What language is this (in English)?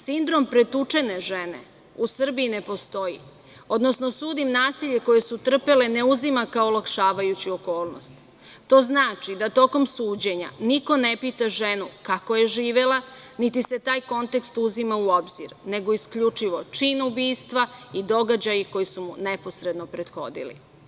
Serbian